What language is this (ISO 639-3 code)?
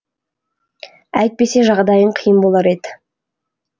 kaz